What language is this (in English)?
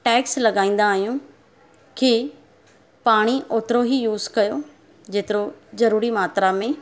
Sindhi